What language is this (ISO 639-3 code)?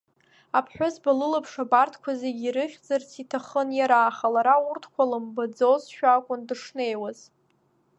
abk